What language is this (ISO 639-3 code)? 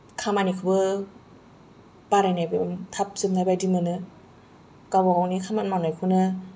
brx